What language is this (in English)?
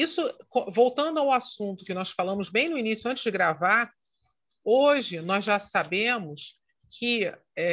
Portuguese